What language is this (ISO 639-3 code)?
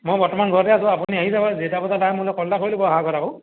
asm